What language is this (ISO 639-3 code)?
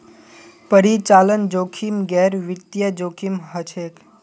mag